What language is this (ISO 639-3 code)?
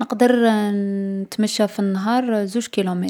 arq